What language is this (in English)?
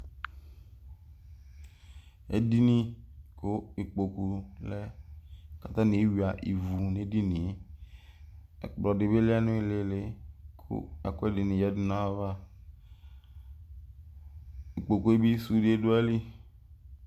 Ikposo